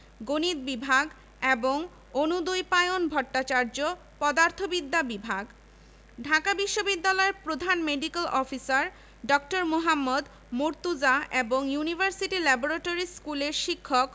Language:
Bangla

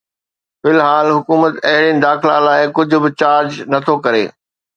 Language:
Sindhi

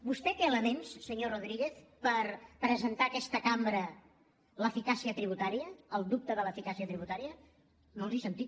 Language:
Catalan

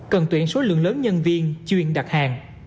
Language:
Vietnamese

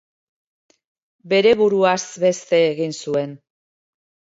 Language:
Basque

